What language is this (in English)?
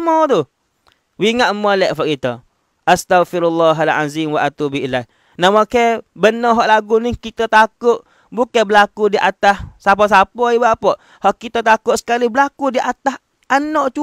Malay